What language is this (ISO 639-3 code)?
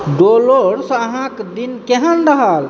mai